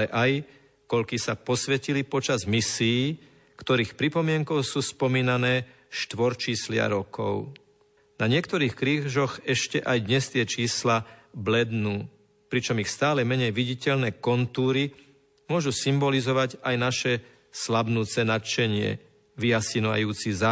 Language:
Slovak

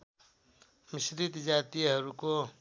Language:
Nepali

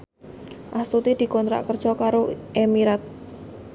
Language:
Javanese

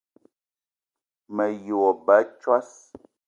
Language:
Eton (Cameroon)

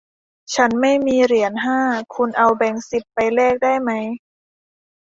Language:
Thai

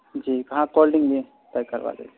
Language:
Urdu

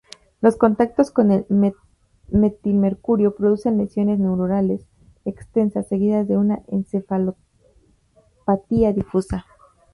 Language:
Spanish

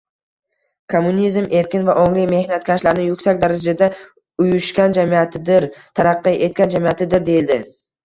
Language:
Uzbek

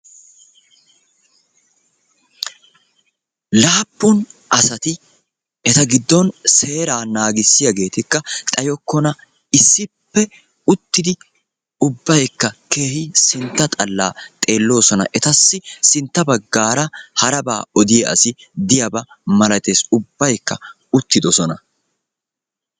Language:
Wolaytta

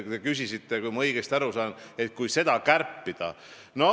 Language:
Estonian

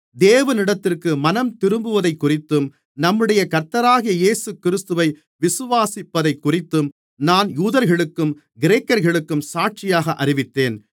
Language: Tamil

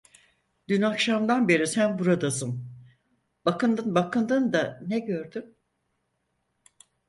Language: Turkish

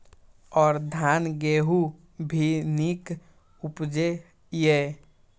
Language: Maithili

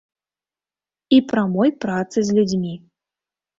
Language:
Belarusian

